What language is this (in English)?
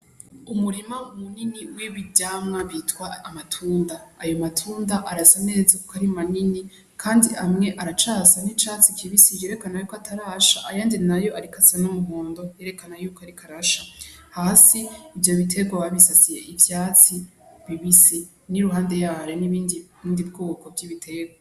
Rundi